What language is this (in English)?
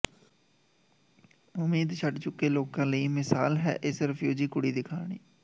Punjabi